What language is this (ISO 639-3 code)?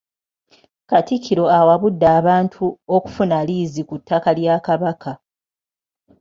lug